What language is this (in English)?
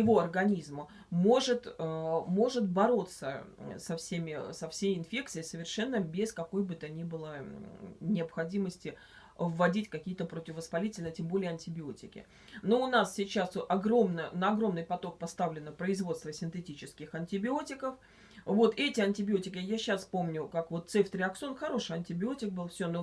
Russian